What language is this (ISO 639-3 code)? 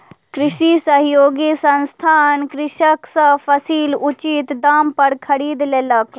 mai